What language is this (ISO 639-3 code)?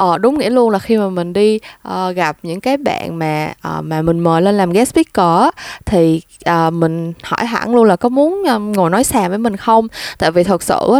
vie